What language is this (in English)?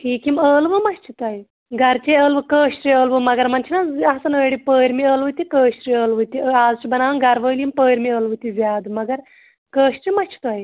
Kashmiri